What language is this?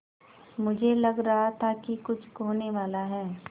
Hindi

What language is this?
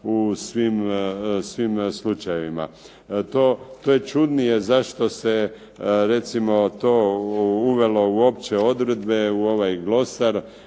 Croatian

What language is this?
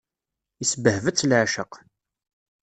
Kabyle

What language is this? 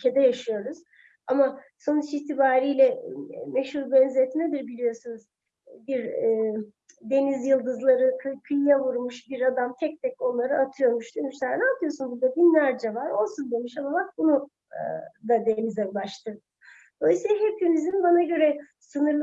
Turkish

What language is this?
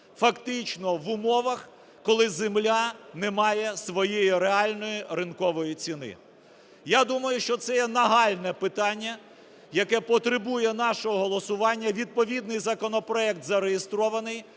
Ukrainian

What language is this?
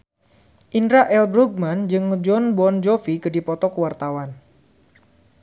Sundanese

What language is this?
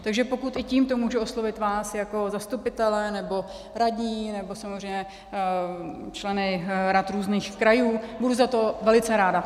Czech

